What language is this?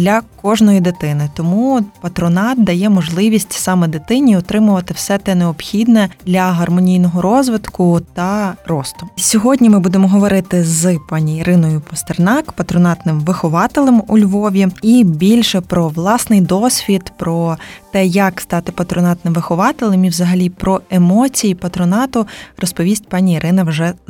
Ukrainian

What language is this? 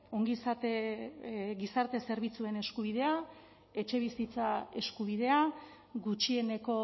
Basque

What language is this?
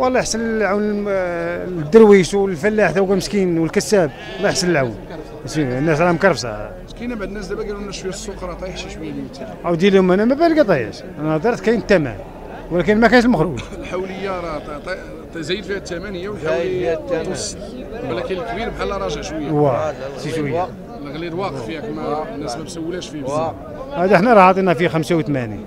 Arabic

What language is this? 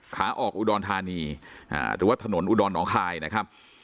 Thai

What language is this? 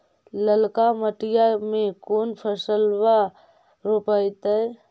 Magahi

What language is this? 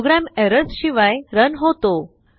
Marathi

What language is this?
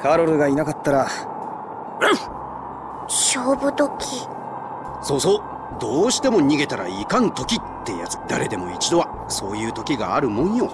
Japanese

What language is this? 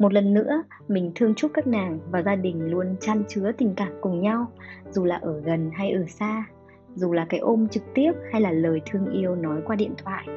Vietnamese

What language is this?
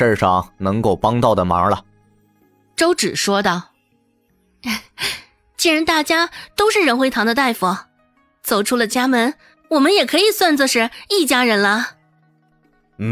Chinese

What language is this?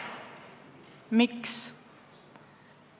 Estonian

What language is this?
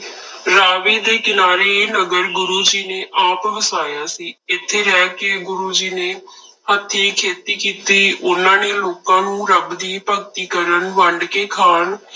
Punjabi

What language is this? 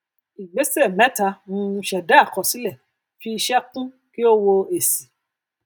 Yoruba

